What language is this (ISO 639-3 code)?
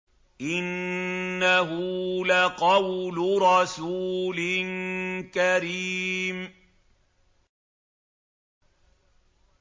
ara